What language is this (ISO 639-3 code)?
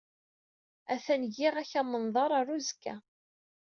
kab